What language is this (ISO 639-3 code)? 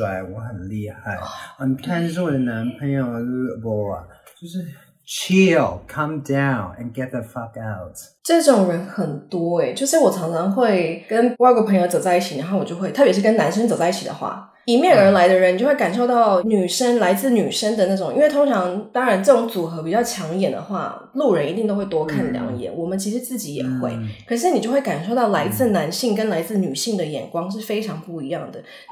zho